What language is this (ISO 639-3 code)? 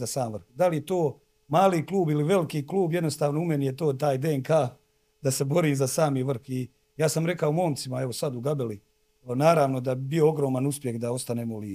hrv